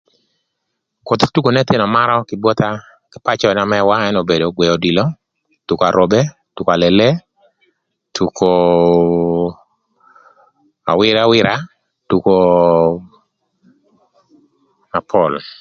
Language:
Thur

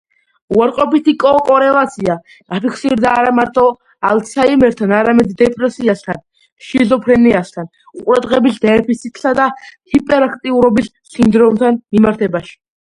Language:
Georgian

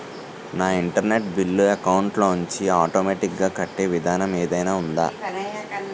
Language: Telugu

